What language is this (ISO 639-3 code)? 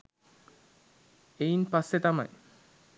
sin